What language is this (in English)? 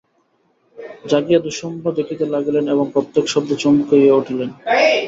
Bangla